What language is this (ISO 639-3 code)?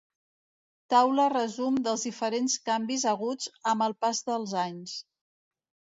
cat